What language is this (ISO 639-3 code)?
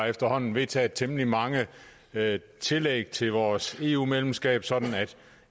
dan